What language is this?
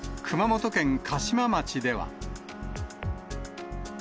Japanese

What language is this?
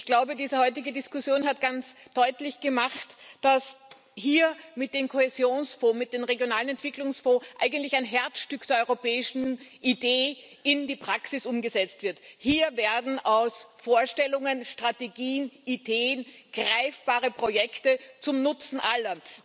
German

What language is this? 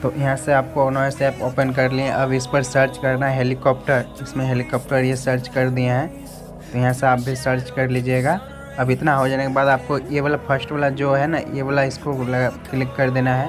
Hindi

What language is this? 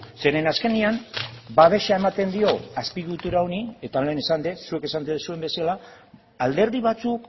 Basque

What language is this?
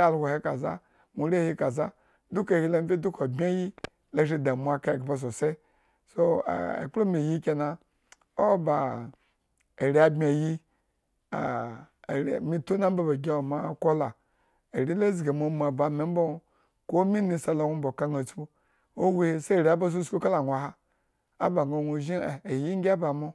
Eggon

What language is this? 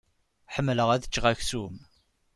Kabyle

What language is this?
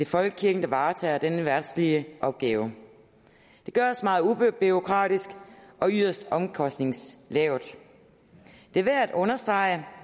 Danish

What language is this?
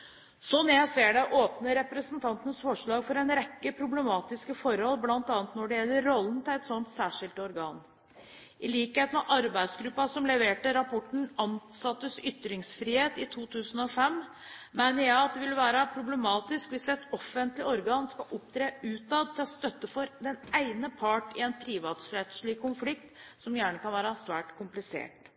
Norwegian Bokmål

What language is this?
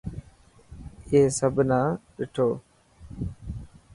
Dhatki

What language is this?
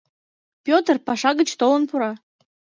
Mari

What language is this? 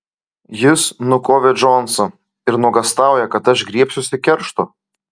Lithuanian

